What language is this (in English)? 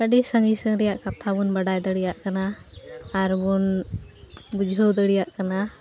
Santali